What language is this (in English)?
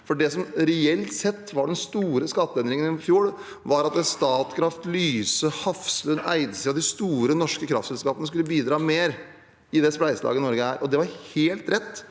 Norwegian